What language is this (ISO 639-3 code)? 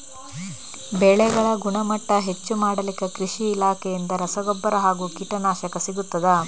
kan